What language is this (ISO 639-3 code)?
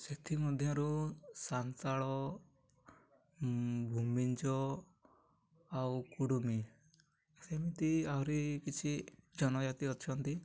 ori